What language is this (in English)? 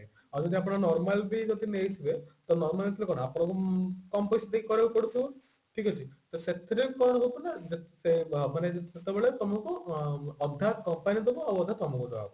Odia